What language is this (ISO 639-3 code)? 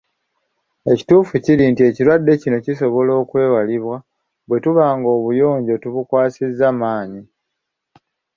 lug